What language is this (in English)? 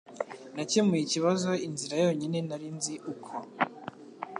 Kinyarwanda